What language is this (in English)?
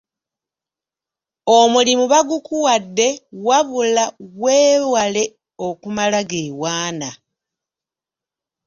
Ganda